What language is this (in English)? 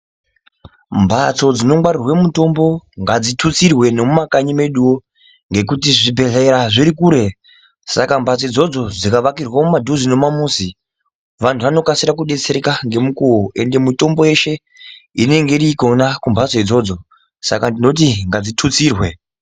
Ndau